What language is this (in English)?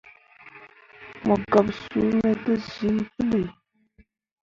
Mundang